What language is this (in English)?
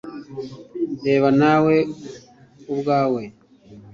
Kinyarwanda